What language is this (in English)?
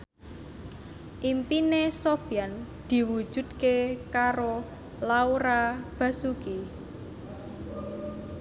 Javanese